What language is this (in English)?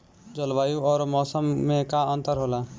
Bhojpuri